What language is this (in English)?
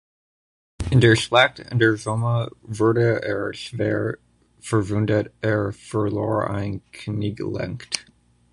German